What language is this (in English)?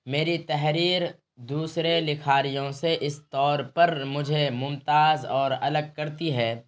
Urdu